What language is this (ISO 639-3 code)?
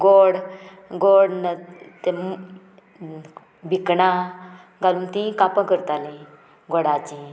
kok